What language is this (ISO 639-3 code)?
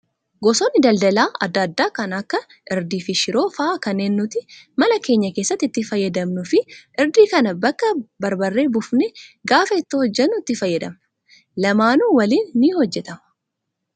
orm